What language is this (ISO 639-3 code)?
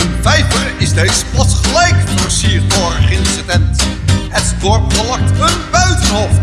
nld